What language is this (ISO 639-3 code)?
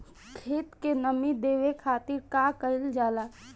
bho